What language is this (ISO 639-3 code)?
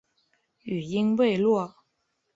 zho